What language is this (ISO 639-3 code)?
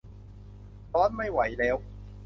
tha